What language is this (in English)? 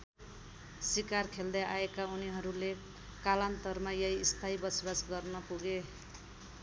Nepali